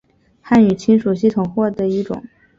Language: Chinese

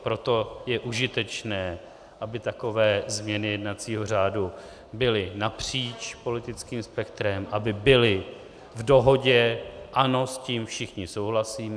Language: Czech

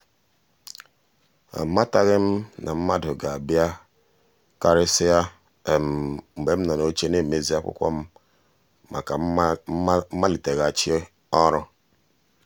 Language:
Igbo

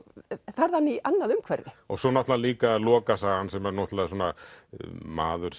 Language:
Icelandic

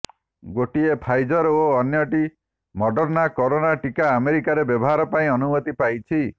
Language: Odia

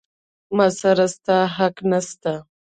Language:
Pashto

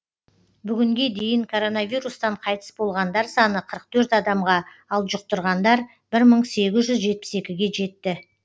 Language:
Kazakh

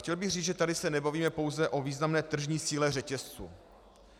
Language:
Czech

